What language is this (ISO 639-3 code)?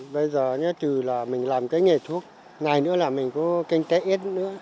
vie